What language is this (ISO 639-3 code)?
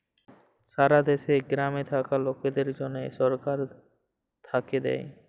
ben